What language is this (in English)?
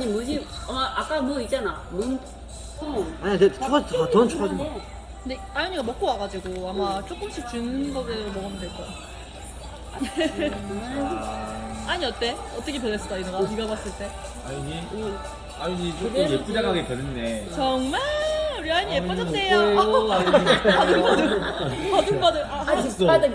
Korean